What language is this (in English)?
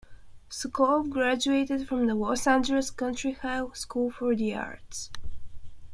English